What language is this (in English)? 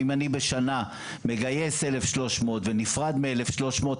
Hebrew